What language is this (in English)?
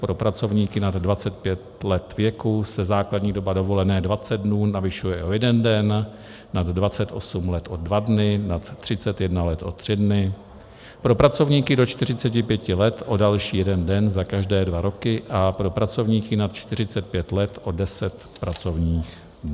Czech